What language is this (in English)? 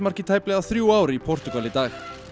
Icelandic